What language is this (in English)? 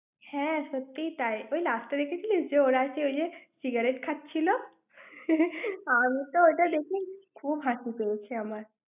Bangla